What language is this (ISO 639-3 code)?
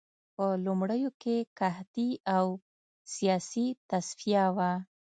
pus